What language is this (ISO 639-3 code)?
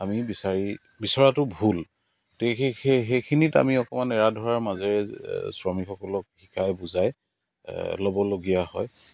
asm